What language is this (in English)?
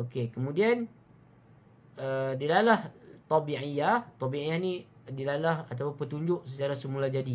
Malay